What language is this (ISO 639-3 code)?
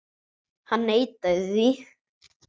isl